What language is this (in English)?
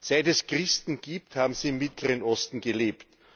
German